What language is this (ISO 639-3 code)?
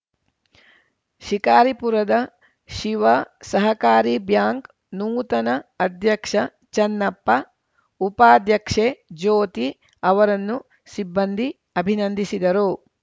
kan